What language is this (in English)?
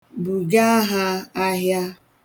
Igbo